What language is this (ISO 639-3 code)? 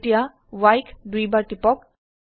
asm